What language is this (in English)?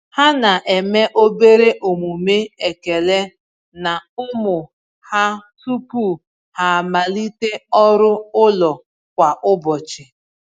Igbo